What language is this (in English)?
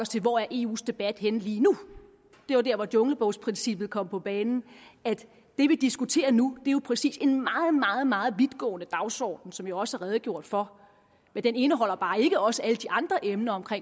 Danish